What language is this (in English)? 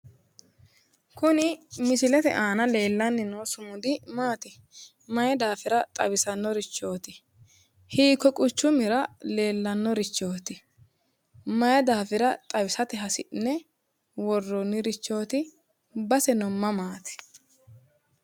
Sidamo